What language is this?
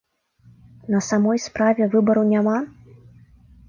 Belarusian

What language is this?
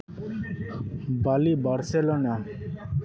Santali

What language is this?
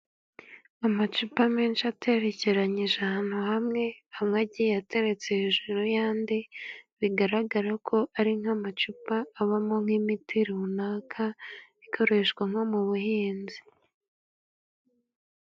Kinyarwanda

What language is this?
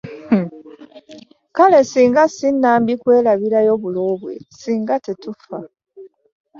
Ganda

